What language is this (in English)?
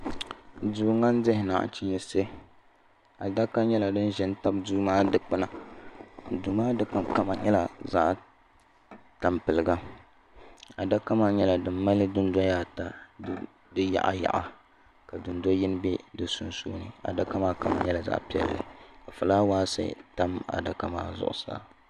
Dagbani